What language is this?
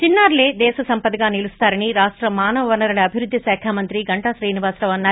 Telugu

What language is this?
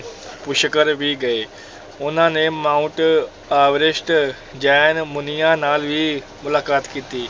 Punjabi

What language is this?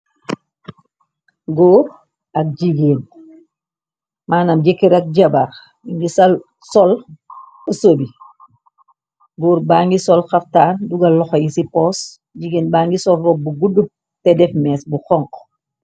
Wolof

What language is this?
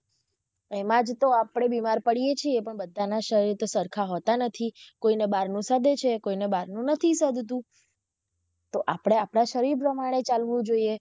Gujarati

